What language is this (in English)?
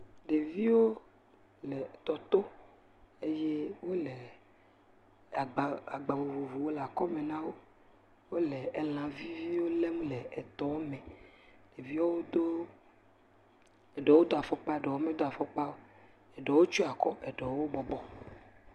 Ewe